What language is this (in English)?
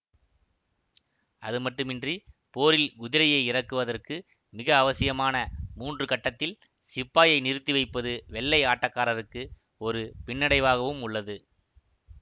Tamil